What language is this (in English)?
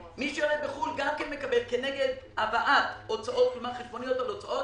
Hebrew